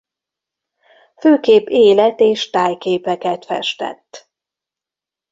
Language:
Hungarian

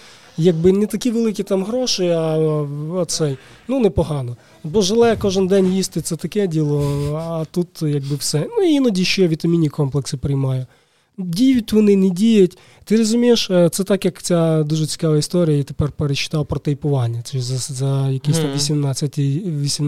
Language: Ukrainian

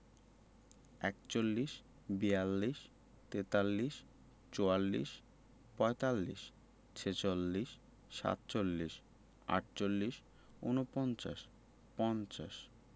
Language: Bangla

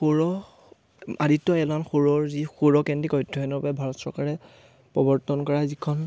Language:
Assamese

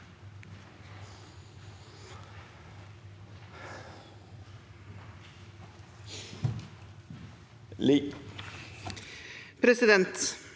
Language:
Norwegian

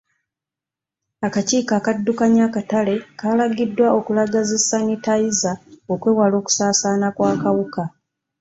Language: Ganda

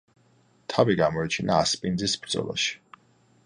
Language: Georgian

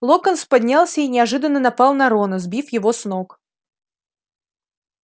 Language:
Russian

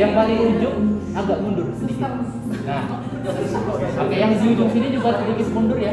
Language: Indonesian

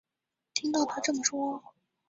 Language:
Chinese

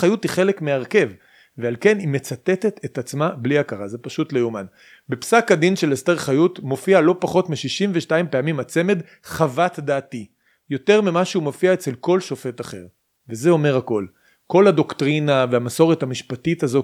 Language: Hebrew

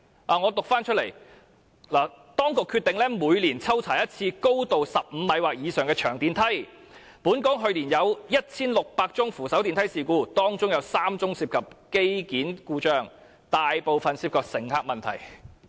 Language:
Cantonese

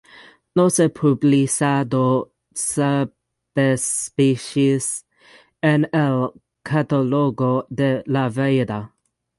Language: Spanish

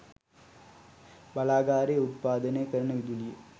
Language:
Sinhala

